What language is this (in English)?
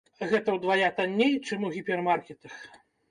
Belarusian